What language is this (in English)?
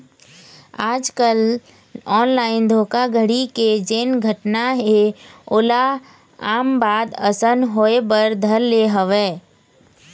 Chhattisgarhi